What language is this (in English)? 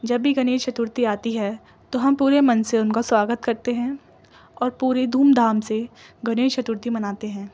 Urdu